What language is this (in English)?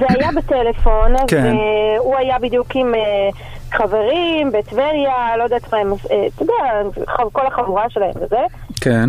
Hebrew